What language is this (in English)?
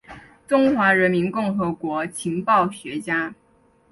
Chinese